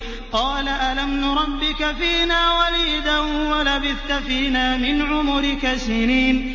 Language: Arabic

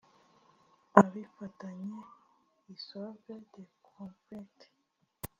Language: Kinyarwanda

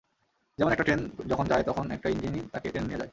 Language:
Bangla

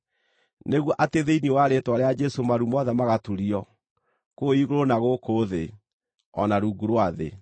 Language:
Kikuyu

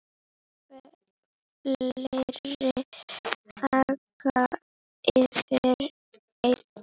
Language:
Icelandic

